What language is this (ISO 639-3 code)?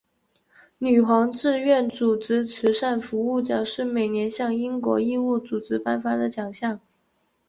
zho